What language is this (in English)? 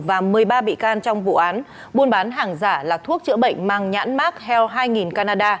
Vietnamese